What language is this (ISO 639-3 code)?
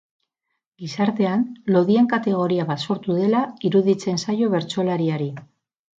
eus